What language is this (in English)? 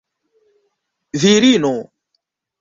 Esperanto